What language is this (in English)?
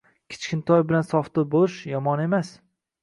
Uzbek